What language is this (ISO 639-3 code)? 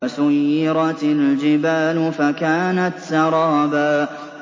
ara